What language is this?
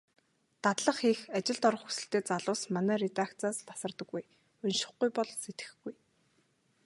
Mongolian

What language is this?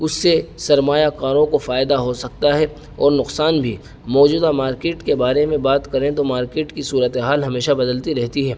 Urdu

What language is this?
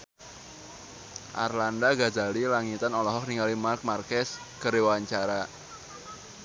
Sundanese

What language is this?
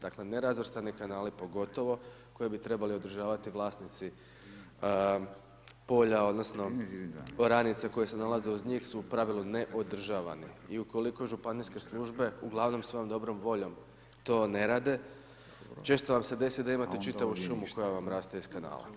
Croatian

